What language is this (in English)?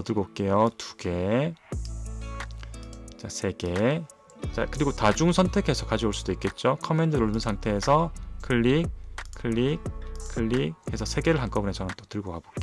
Korean